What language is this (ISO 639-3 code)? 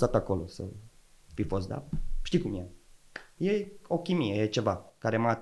ron